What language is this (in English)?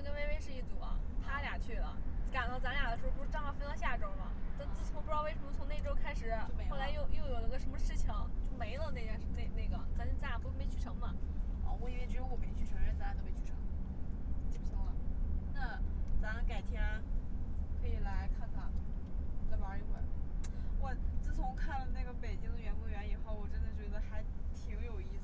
Chinese